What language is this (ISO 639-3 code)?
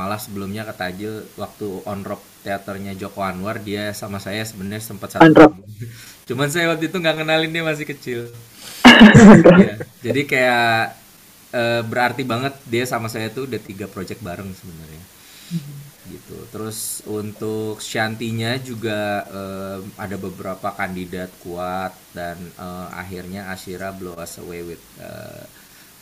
ind